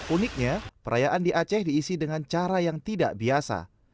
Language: Indonesian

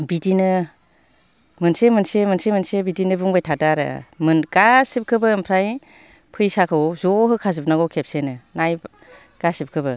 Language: Bodo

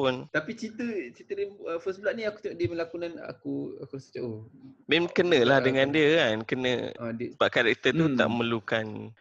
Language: Malay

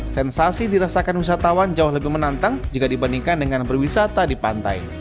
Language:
Indonesian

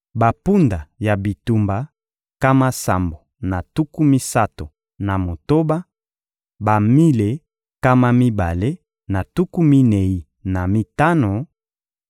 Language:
Lingala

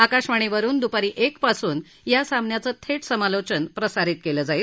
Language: Marathi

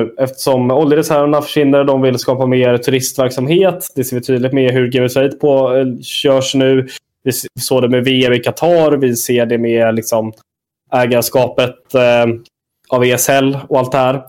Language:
Swedish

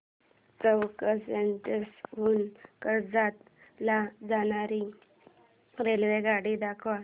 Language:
Marathi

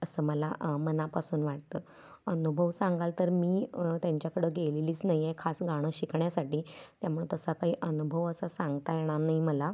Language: Marathi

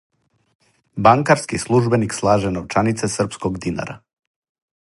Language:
Serbian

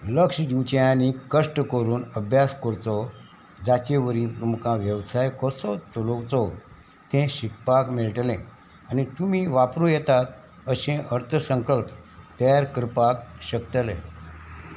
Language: Konkani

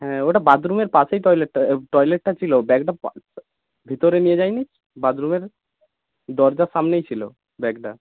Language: Bangla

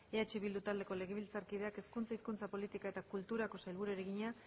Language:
Basque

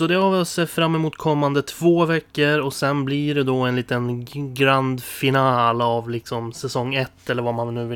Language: Swedish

